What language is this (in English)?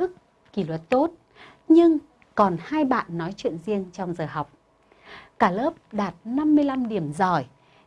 Vietnamese